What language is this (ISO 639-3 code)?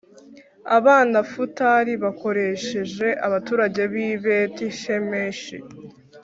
kin